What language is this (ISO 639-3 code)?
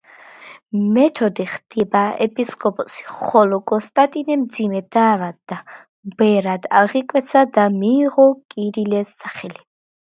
kat